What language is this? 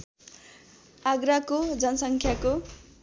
Nepali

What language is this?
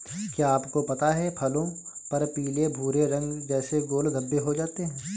Hindi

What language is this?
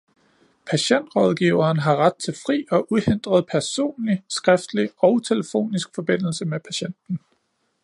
Danish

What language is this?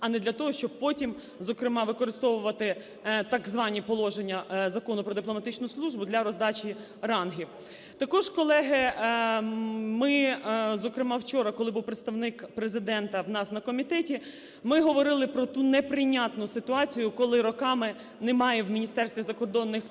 Ukrainian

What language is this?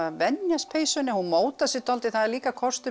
Icelandic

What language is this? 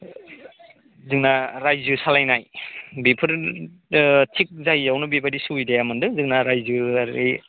Bodo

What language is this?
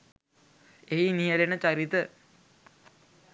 Sinhala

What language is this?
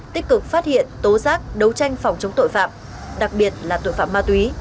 Vietnamese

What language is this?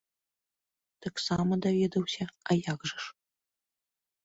Belarusian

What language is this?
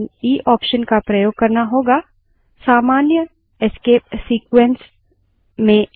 Hindi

